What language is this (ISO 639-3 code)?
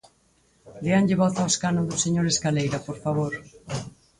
glg